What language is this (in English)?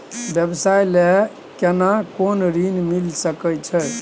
Maithili